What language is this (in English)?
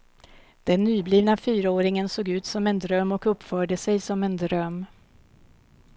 Swedish